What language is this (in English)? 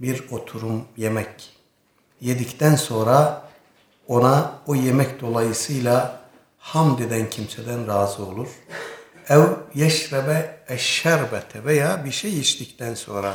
Turkish